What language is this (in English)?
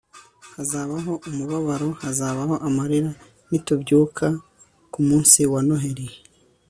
Kinyarwanda